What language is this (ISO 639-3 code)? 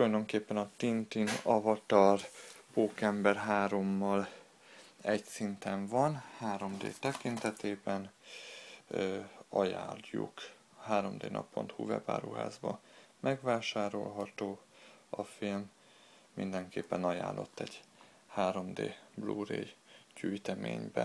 hun